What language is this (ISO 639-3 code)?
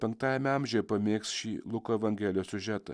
lit